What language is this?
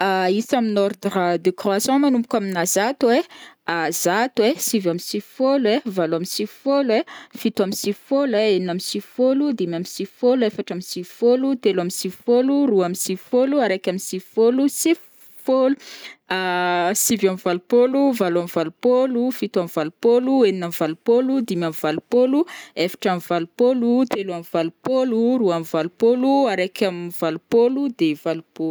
Northern Betsimisaraka Malagasy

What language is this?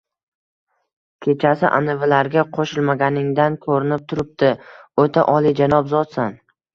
Uzbek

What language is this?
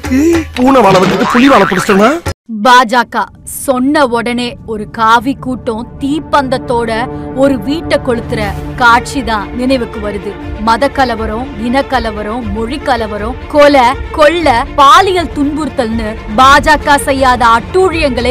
Tamil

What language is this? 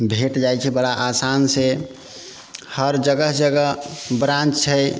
Maithili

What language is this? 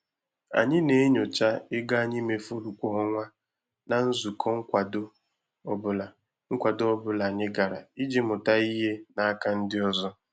Igbo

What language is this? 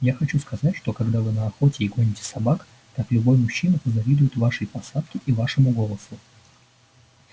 Russian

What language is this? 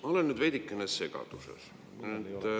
Estonian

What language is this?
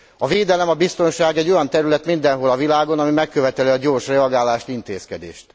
Hungarian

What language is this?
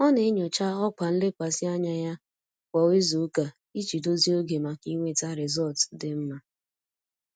Igbo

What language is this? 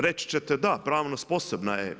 Croatian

